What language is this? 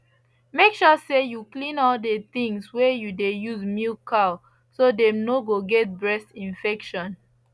Nigerian Pidgin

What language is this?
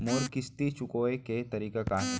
Chhattisgarhi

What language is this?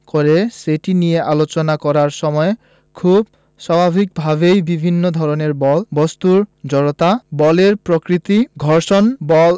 Bangla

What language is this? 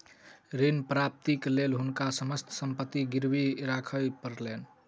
Maithili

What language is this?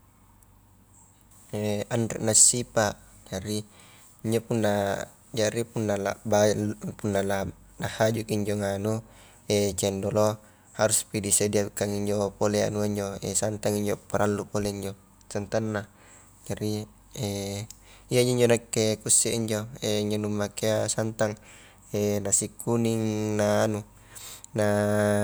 Highland Konjo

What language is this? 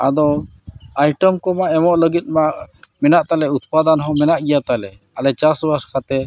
Santali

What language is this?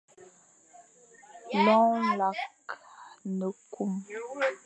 Fang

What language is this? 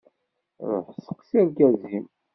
Kabyle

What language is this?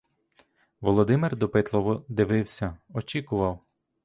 Ukrainian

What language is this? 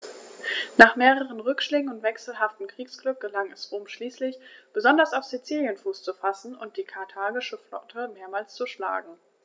German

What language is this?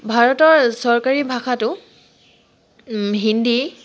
Assamese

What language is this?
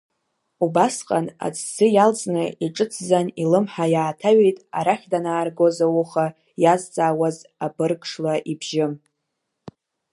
Abkhazian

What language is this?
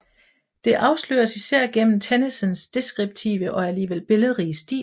Danish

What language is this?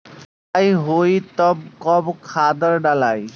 Bhojpuri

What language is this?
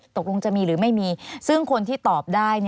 Thai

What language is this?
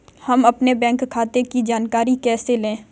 Hindi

